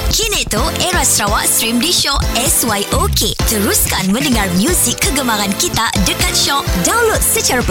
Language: Malay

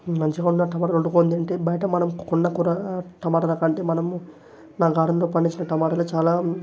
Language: Telugu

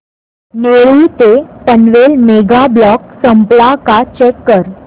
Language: Marathi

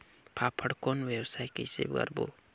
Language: Chhattisgarhi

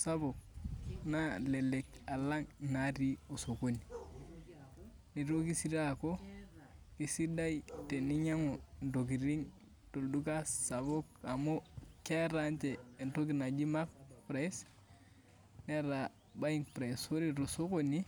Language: Masai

